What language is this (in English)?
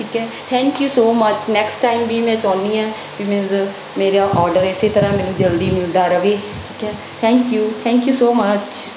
Punjabi